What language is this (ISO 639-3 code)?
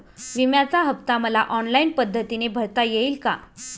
mar